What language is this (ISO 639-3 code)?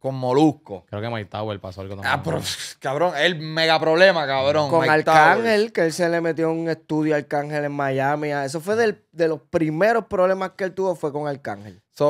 spa